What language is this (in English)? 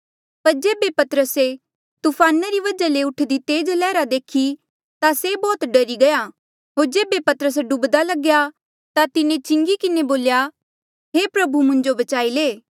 Mandeali